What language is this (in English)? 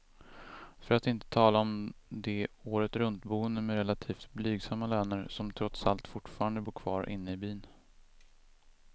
Swedish